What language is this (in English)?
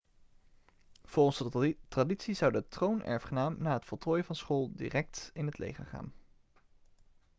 Dutch